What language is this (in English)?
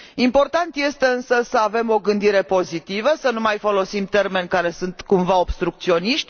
Romanian